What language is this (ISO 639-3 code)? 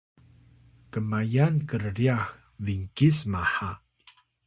tay